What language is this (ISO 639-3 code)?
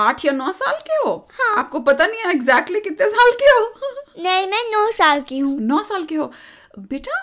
hin